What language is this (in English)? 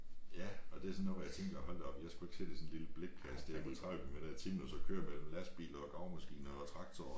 Danish